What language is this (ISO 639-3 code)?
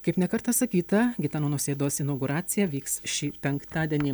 lit